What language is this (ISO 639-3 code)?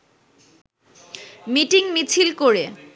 ben